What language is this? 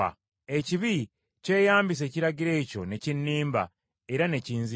Ganda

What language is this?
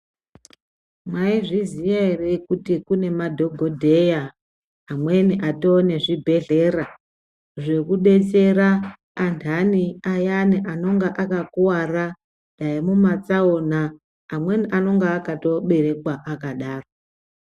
Ndau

